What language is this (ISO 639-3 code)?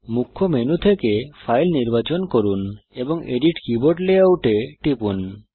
ben